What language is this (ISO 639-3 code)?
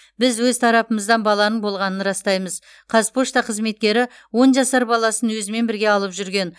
kaz